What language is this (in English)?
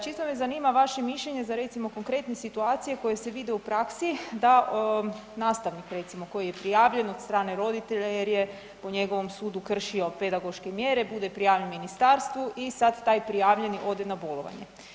Croatian